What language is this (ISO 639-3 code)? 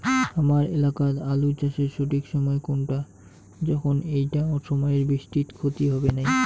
ben